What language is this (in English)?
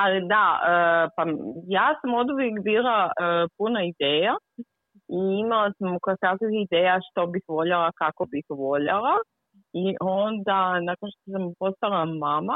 Croatian